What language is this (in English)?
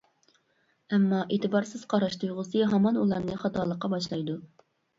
Uyghur